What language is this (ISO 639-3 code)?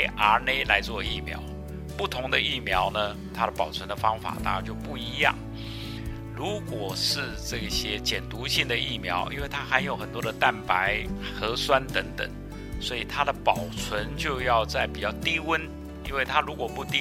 zho